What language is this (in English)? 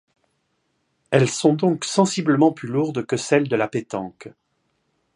French